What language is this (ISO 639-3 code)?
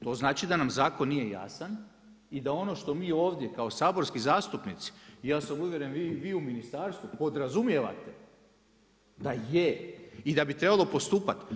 hrv